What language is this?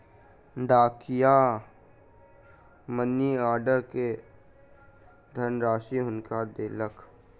Maithili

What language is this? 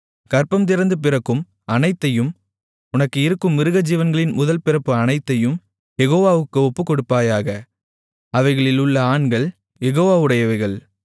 Tamil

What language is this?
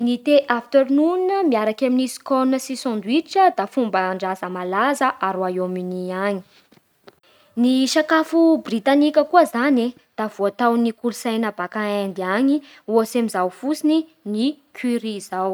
Bara Malagasy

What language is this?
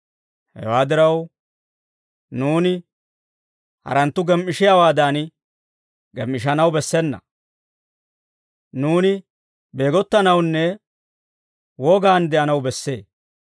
Dawro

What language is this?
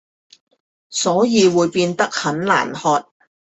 Chinese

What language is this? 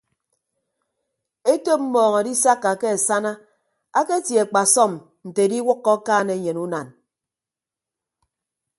Ibibio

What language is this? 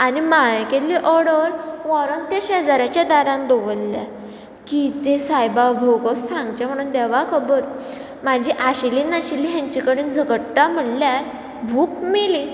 Konkani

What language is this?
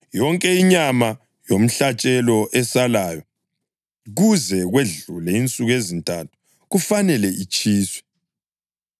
North Ndebele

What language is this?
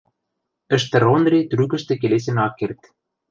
Western Mari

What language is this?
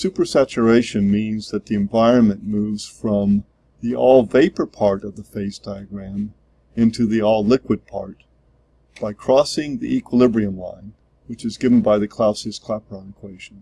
English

